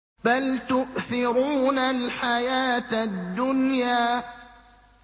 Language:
Arabic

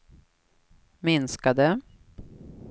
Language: Swedish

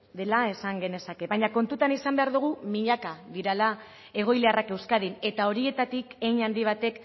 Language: Basque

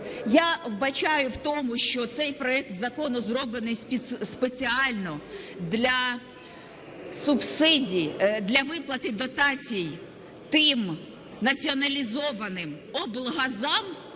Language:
Ukrainian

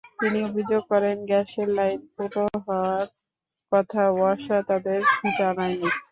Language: Bangla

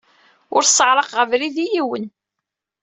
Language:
Kabyle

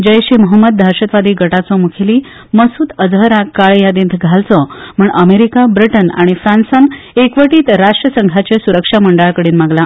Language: Konkani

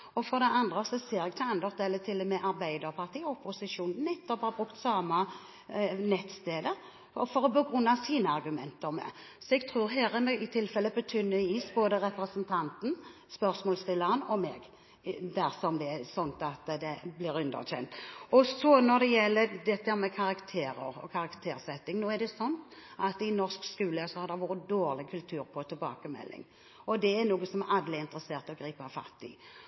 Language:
Norwegian Bokmål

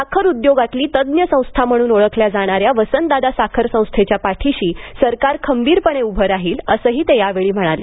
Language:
Marathi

